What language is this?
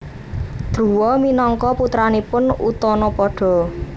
Javanese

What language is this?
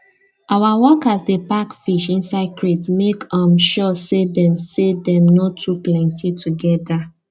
Nigerian Pidgin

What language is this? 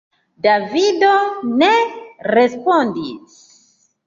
Esperanto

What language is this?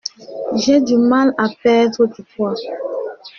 French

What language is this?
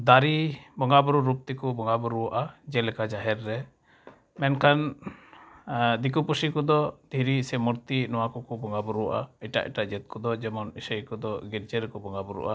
Santali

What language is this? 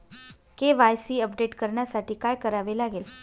Marathi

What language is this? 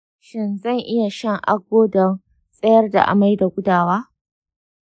Hausa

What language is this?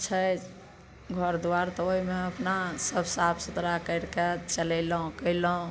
Maithili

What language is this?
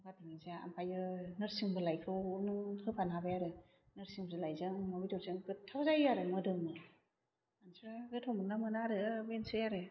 Bodo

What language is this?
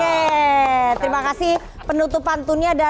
Indonesian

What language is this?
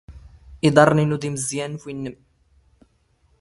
Standard Moroccan Tamazight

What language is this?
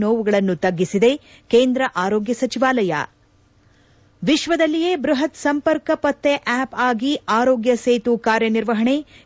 Kannada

